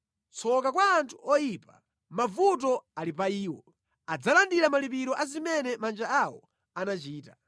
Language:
Nyanja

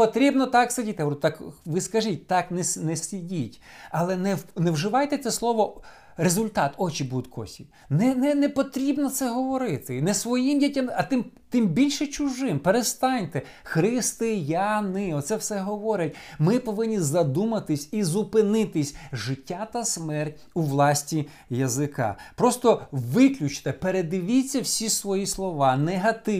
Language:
Ukrainian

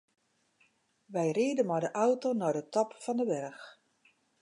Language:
Western Frisian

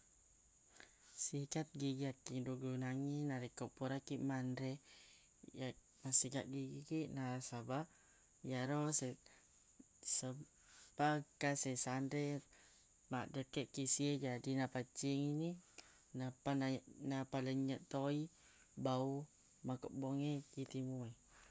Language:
Buginese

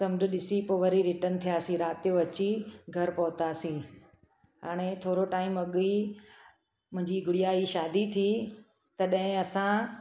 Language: Sindhi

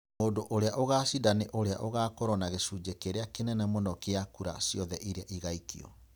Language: Kikuyu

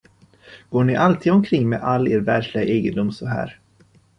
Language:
Swedish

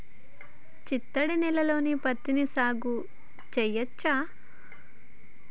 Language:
Telugu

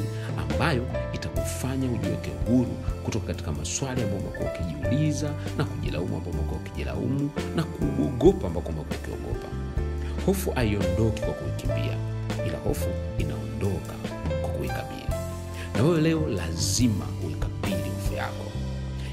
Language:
Swahili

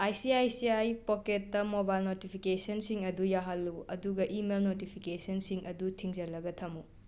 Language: Manipuri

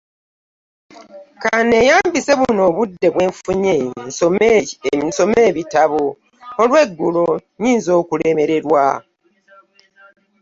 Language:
Ganda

